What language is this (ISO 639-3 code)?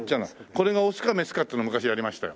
jpn